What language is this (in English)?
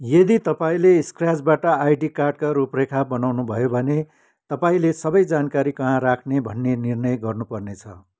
Nepali